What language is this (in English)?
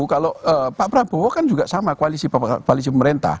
Indonesian